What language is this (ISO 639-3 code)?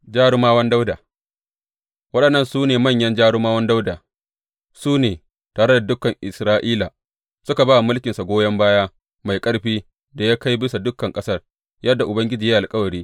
hau